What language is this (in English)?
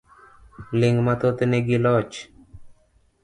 Luo (Kenya and Tanzania)